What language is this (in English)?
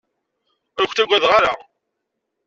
Kabyle